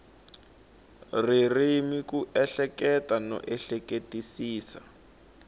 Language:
Tsonga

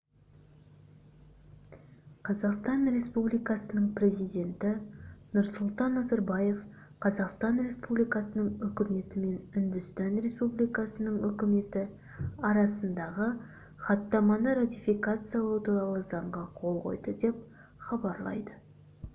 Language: Kazakh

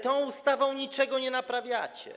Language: Polish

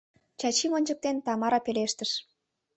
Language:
Mari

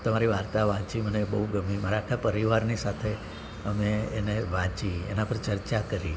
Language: Gujarati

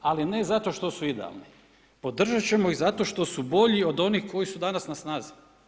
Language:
Croatian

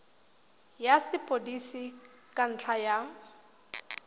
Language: Tswana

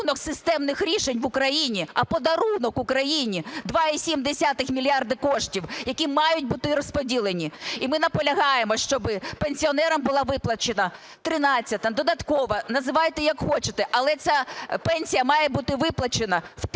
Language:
Ukrainian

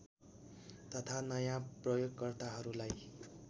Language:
Nepali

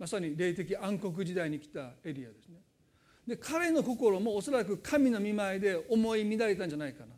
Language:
Japanese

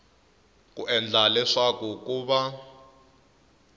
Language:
Tsonga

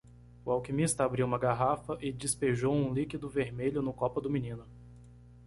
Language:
Portuguese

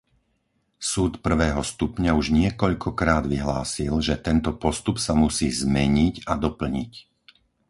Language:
Slovak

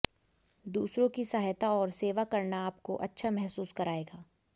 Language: Hindi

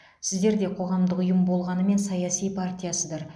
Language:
Kazakh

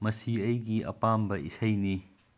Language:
Manipuri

